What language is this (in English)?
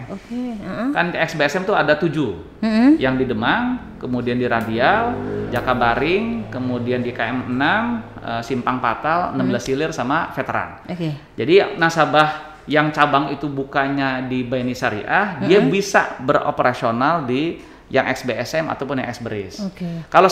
Indonesian